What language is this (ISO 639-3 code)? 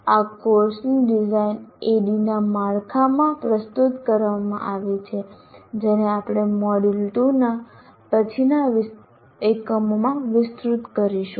guj